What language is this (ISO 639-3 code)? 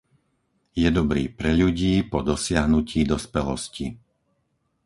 slk